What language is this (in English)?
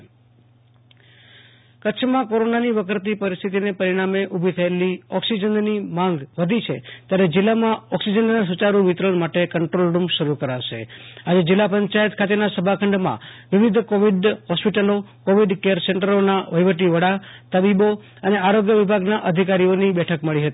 Gujarati